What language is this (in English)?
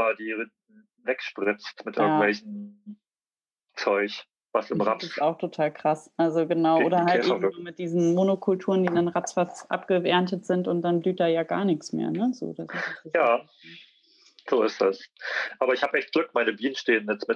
German